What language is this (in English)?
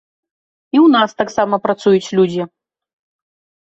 Belarusian